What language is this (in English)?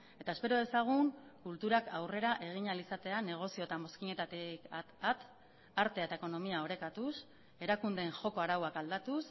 Basque